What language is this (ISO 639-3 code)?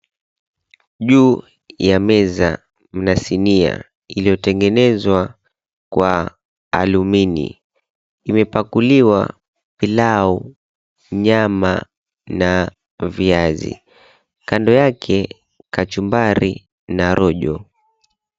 swa